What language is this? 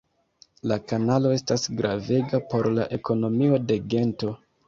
Esperanto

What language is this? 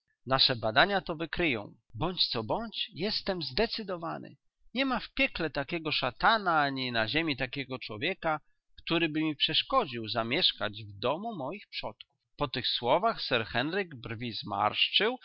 Polish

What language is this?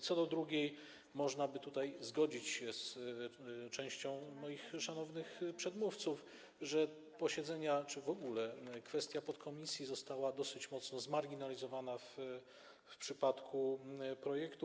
Polish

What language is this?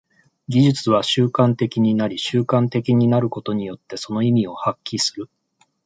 Japanese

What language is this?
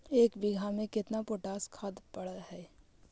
Magahi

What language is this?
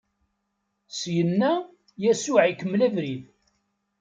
Kabyle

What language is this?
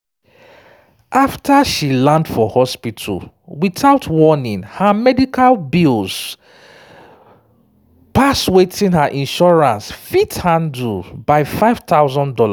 Nigerian Pidgin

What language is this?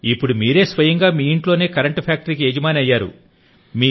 Telugu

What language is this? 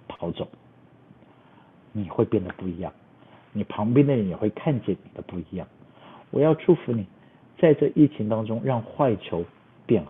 Chinese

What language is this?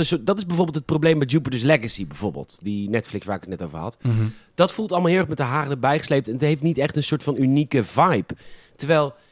Dutch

